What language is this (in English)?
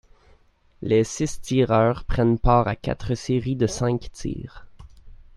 French